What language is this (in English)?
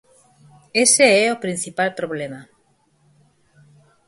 Galician